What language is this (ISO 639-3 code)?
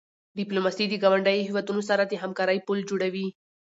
pus